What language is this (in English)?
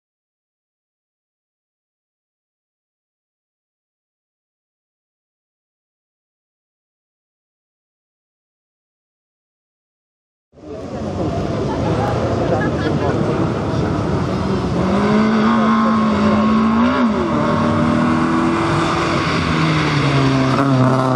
Polish